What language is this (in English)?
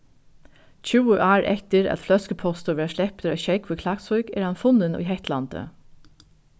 Faroese